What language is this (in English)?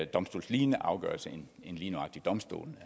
Danish